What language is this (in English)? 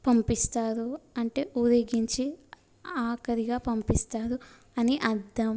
Telugu